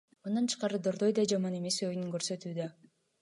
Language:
Kyrgyz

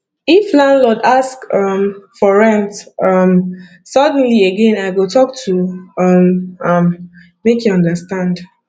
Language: Nigerian Pidgin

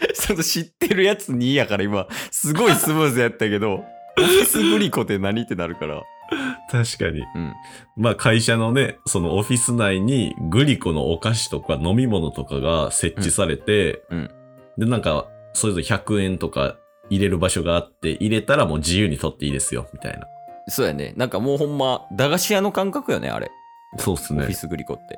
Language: Japanese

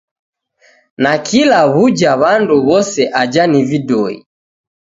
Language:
Taita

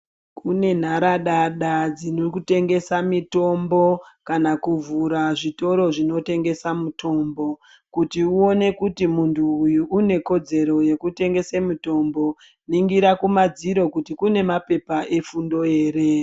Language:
Ndau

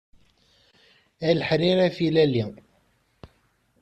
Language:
Kabyle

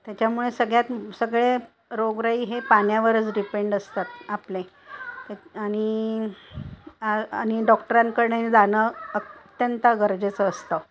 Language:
Marathi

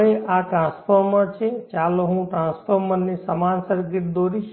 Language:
Gujarati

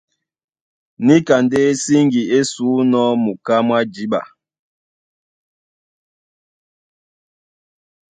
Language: Duala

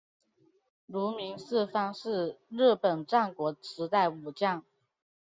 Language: Chinese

